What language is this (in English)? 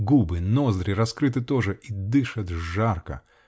Russian